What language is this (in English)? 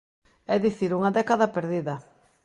Galician